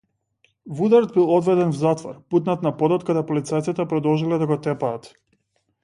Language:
Macedonian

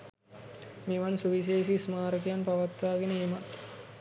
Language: Sinhala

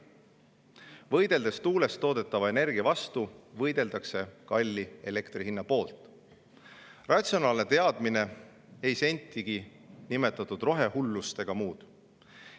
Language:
Estonian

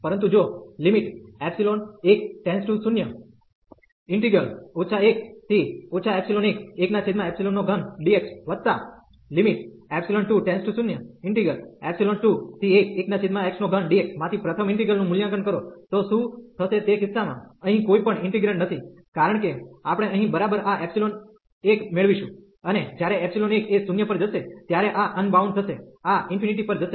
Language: Gujarati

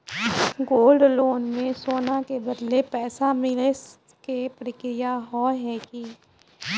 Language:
Maithili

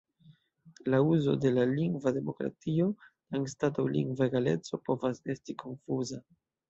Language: Esperanto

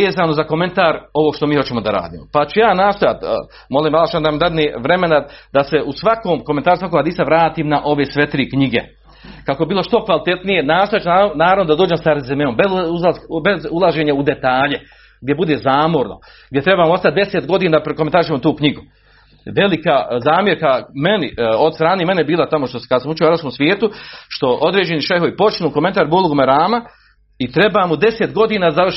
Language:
Croatian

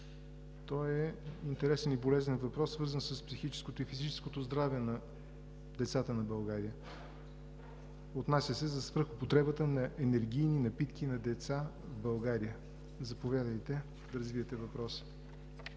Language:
Bulgarian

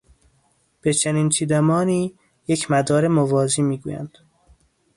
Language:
Persian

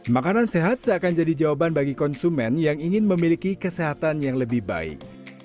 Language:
Indonesian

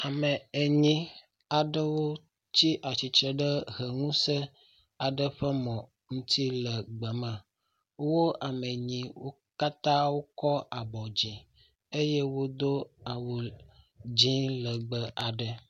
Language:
Ewe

